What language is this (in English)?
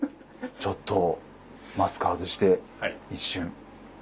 Japanese